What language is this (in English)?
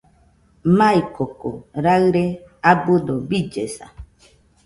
Nüpode Huitoto